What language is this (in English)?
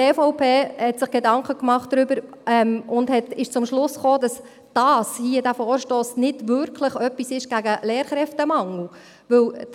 Swiss German